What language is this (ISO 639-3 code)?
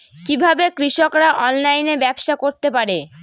ben